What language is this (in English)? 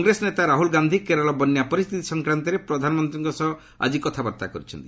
Odia